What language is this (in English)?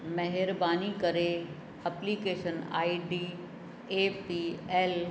Sindhi